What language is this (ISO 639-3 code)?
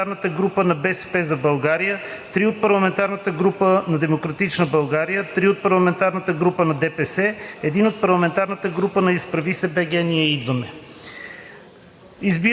bul